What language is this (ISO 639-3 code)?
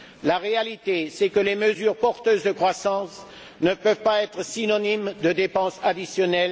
fra